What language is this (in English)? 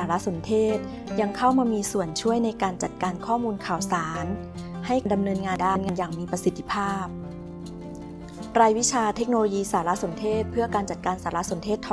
Thai